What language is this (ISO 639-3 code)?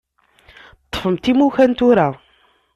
kab